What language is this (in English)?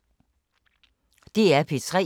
Danish